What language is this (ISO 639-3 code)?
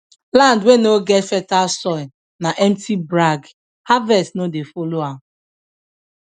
pcm